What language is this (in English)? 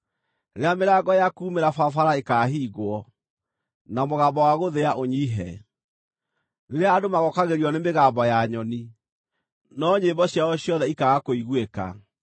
Kikuyu